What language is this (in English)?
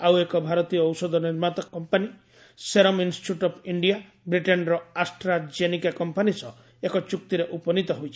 Odia